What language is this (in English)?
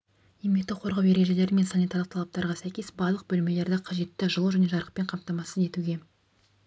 Kazakh